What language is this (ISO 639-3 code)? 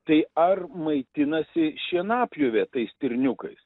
lit